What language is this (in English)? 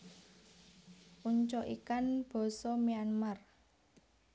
Javanese